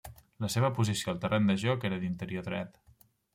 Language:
Catalan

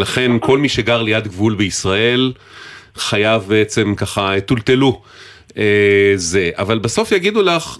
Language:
Hebrew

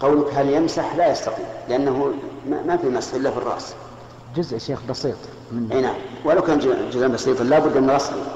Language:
Arabic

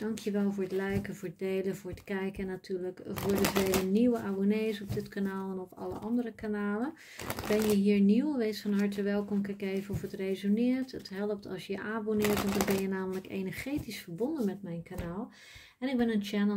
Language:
Dutch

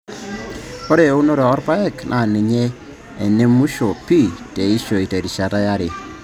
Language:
Masai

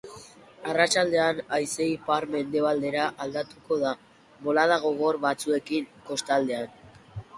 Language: Basque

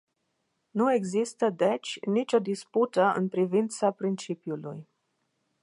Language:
Romanian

